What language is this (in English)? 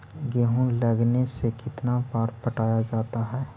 Magahi